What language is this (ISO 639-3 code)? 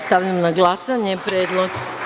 srp